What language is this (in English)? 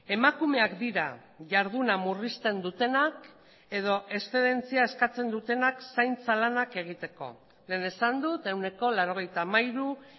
Basque